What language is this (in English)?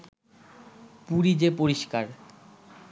Bangla